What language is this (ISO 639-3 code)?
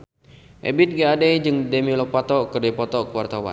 sun